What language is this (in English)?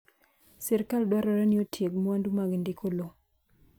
Luo (Kenya and Tanzania)